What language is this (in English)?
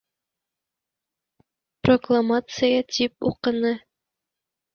Bashkir